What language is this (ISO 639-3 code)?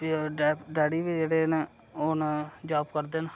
doi